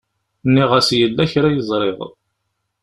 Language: Kabyle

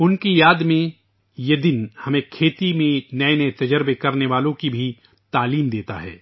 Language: Urdu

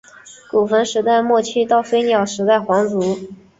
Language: Chinese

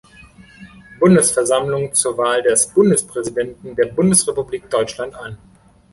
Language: German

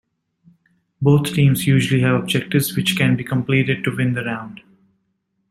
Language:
English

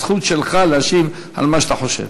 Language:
Hebrew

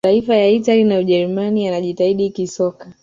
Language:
Swahili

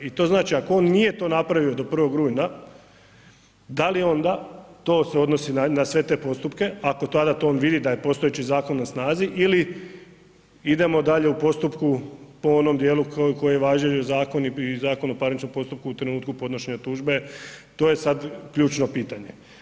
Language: Croatian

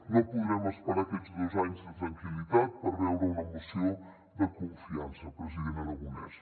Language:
Catalan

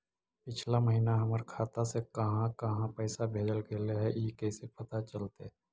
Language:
Magahi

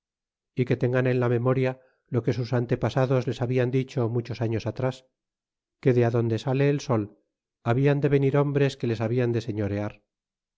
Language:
Spanish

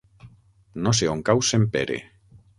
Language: Catalan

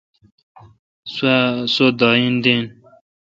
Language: Kalkoti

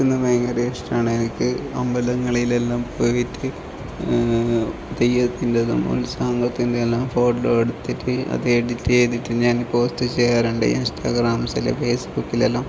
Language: Malayalam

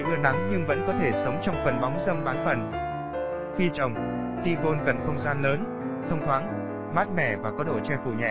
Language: Vietnamese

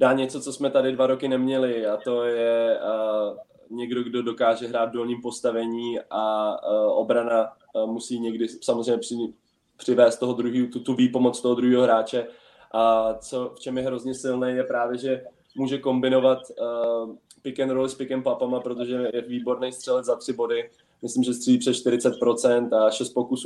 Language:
Czech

